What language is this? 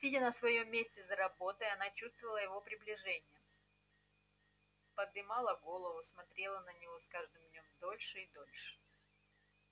Russian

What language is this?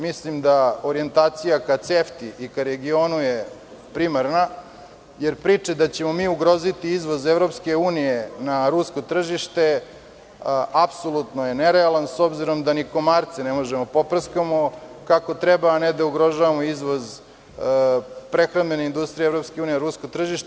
Serbian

